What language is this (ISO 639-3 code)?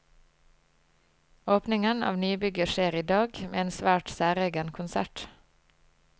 nor